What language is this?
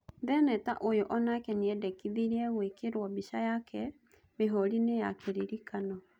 Kikuyu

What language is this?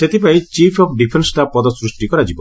Odia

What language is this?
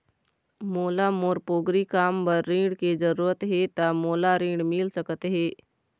Chhattisgarhi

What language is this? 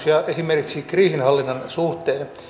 Finnish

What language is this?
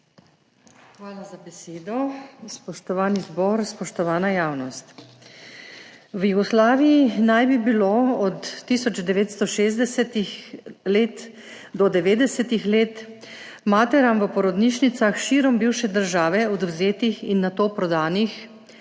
Slovenian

